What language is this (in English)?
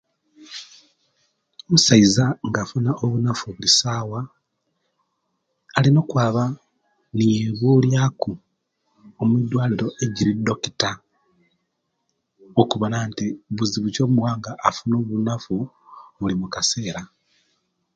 Kenyi